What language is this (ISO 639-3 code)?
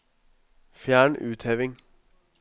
nor